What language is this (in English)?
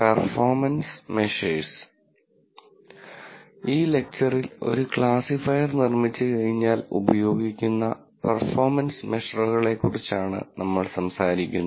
Malayalam